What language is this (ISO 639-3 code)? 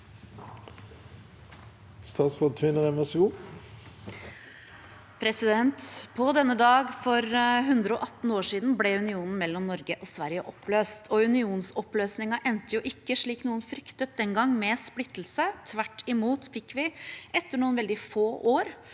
nor